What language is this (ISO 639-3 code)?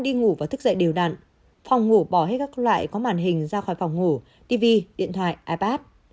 vie